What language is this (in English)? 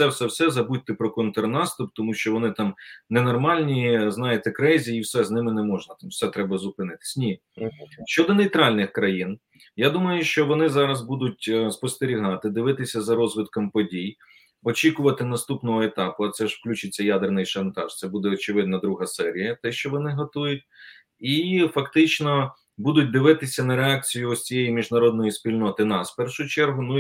Ukrainian